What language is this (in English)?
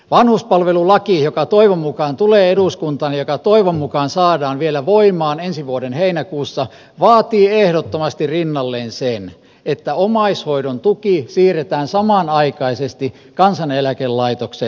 Finnish